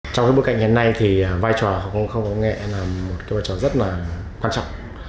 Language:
Vietnamese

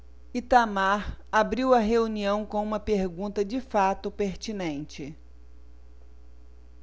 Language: Portuguese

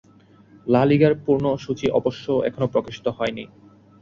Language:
Bangla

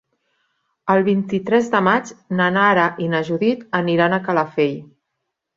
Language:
Catalan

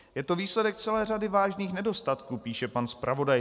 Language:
Czech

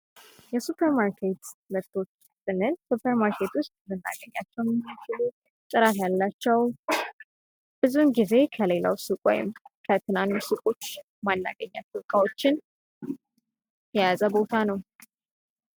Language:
Amharic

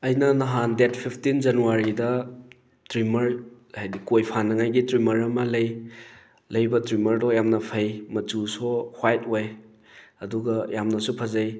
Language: Manipuri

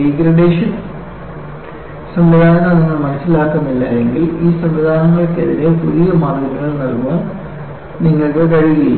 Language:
Malayalam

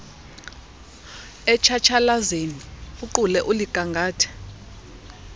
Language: Xhosa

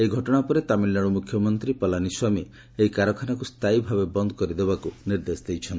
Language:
Odia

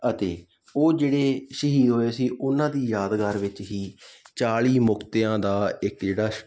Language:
Punjabi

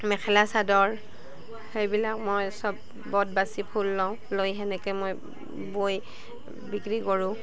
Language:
Assamese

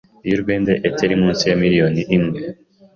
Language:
Kinyarwanda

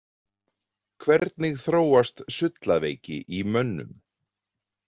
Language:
Icelandic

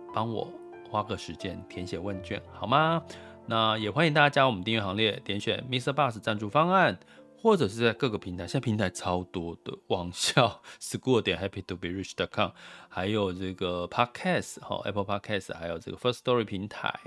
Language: Chinese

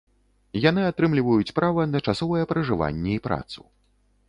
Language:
Belarusian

